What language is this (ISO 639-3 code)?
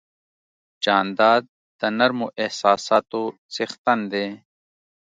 pus